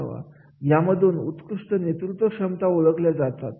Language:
Marathi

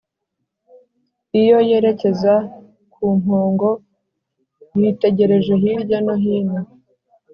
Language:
Kinyarwanda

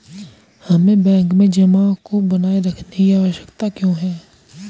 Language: Hindi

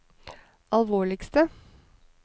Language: Norwegian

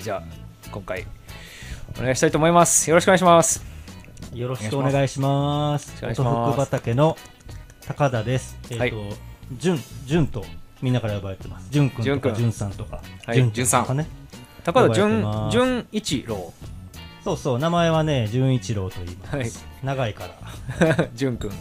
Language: Japanese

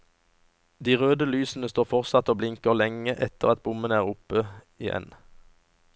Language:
Norwegian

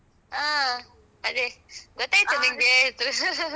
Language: Kannada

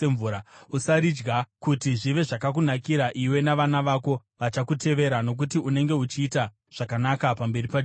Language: Shona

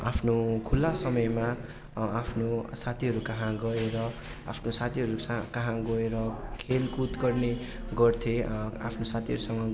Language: Nepali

